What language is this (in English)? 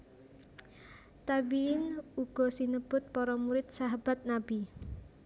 Javanese